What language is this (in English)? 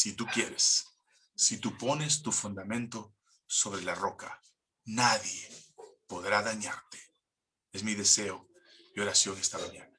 Spanish